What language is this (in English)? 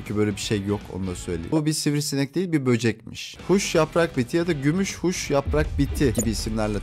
Turkish